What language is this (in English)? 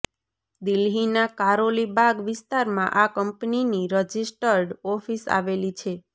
Gujarati